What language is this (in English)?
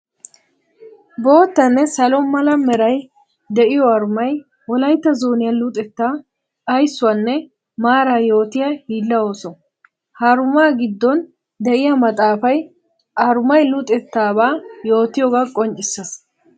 Wolaytta